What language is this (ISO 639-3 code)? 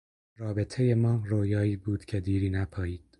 fas